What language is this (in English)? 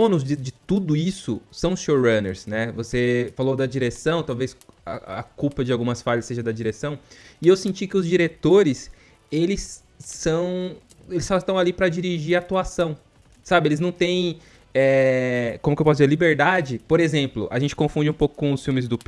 Portuguese